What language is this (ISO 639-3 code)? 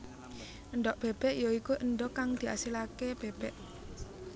jav